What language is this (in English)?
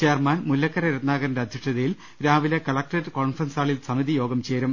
Malayalam